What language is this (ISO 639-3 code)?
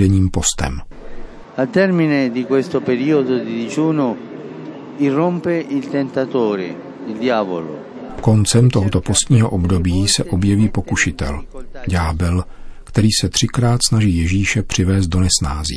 ces